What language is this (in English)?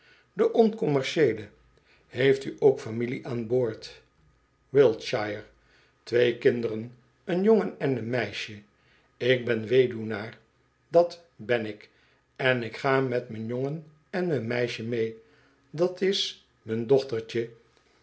Dutch